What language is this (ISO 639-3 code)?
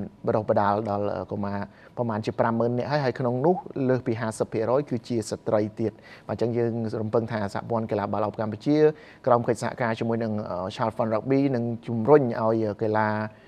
tha